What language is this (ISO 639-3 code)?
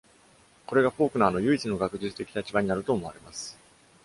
jpn